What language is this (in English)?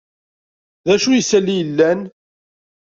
Kabyle